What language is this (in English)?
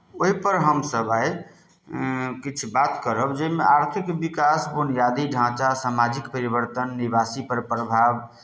Maithili